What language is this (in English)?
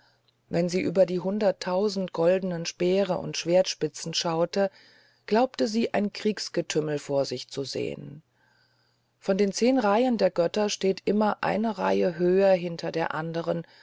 German